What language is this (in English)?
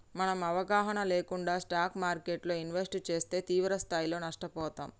Telugu